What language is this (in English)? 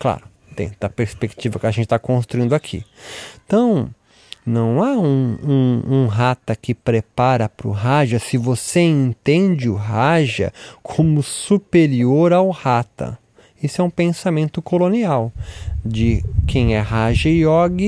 Portuguese